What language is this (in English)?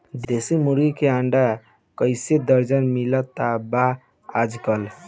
Bhojpuri